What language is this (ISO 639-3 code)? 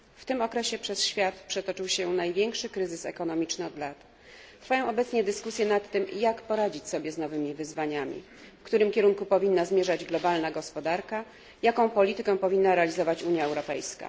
pol